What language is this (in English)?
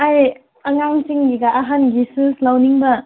Manipuri